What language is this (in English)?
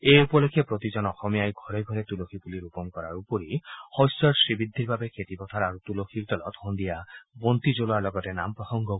Assamese